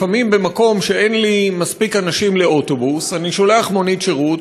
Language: Hebrew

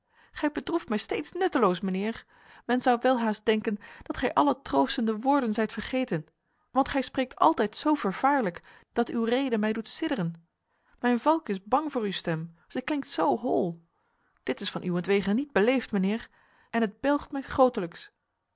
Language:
Dutch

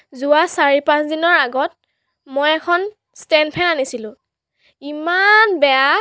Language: Assamese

